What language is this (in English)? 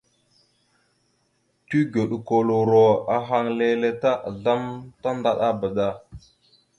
Mada (Cameroon)